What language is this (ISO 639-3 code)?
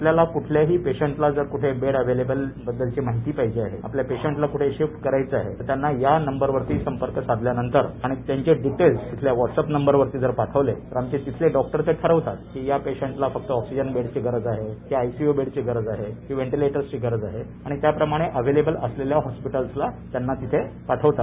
mar